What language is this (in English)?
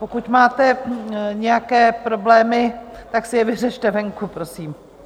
Czech